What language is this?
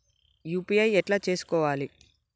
Telugu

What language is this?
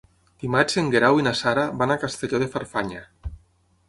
Catalan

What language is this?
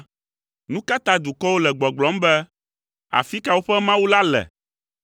Ewe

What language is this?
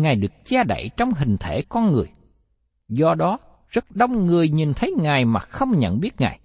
Vietnamese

